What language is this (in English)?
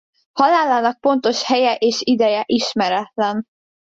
Hungarian